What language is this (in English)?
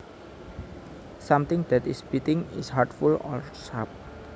Javanese